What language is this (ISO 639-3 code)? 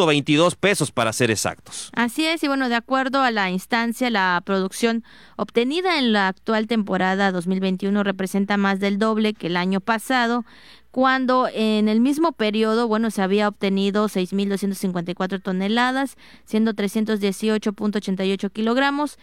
spa